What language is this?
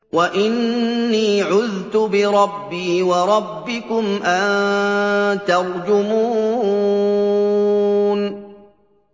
Arabic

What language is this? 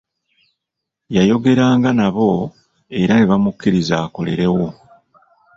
Ganda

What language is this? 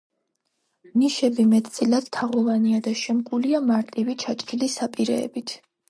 Georgian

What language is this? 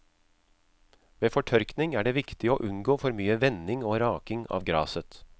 Norwegian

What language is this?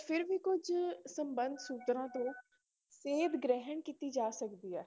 Punjabi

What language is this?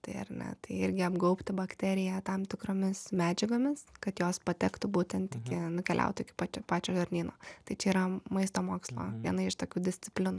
Lithuanian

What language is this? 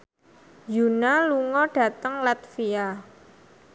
Javanese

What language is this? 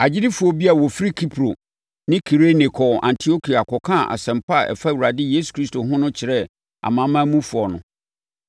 Akan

